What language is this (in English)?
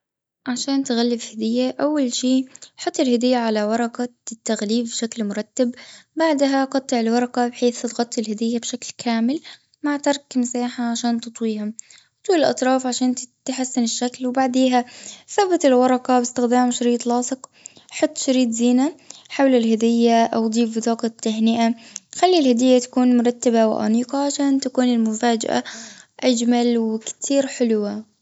Gulf Arabic